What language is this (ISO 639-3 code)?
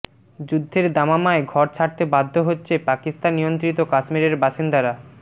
ben